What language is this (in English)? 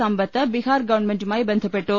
Malayalam